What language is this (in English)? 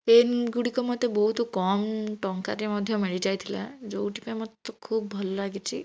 Odia